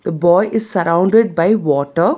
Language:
English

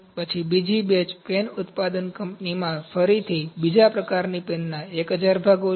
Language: Gujarati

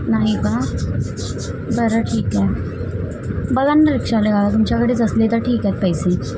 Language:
Marathi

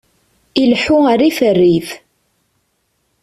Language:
Kabyle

